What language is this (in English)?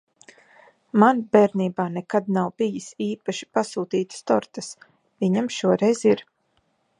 Latvian